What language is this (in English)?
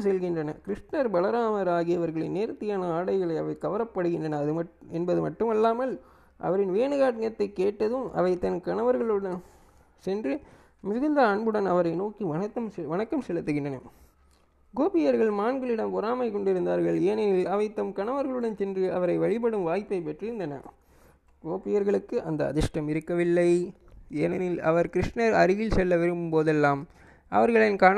Tamil